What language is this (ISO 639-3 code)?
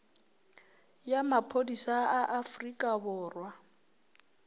nso